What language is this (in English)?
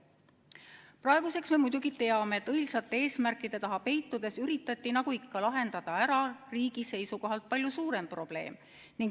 Estonian